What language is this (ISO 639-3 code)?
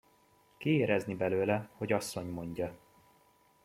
hun